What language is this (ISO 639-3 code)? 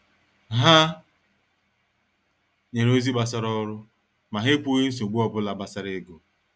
ibo